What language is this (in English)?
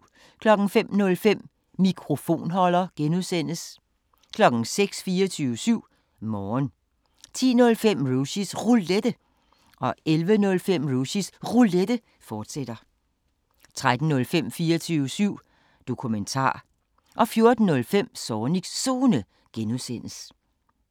Danish